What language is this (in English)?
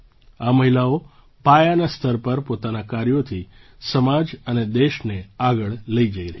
Gujarati